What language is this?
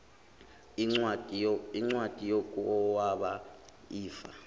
Zulu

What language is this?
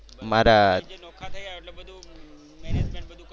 Gujarati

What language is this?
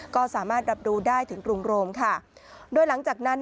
Thai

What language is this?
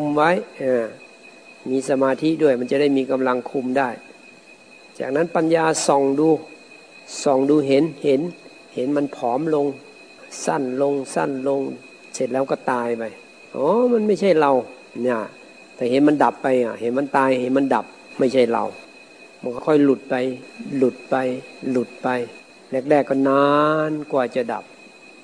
Thai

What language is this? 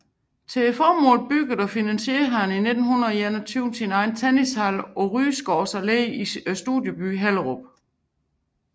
Danish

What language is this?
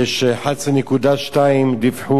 Hebrew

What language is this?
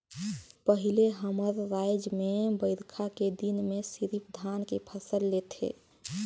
Chhattisgarhi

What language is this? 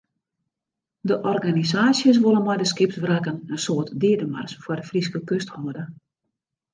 Western Frisian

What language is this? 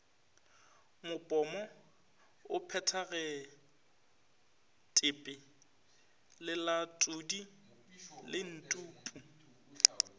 Northern Sotho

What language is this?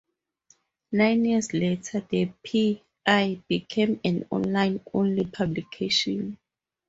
English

